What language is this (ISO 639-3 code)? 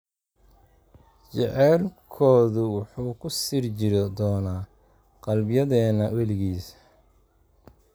som